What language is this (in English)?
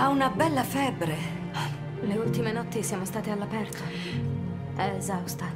Italian